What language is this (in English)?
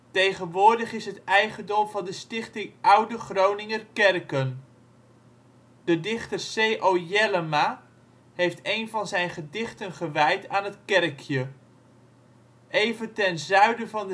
Dutch